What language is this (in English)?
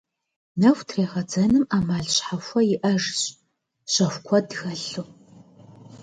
Kabardian